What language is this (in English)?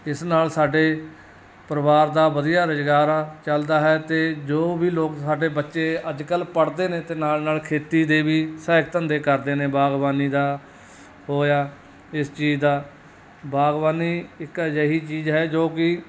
Punjabi